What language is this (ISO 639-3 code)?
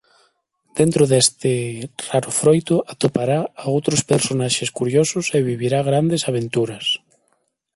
glg